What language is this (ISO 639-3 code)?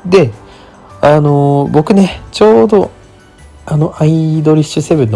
jpn